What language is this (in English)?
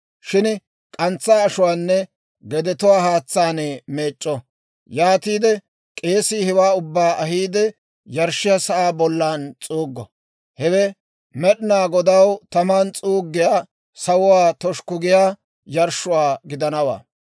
Dawro